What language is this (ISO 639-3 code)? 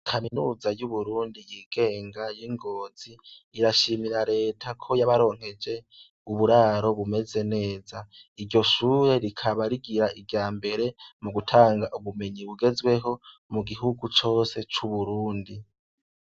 run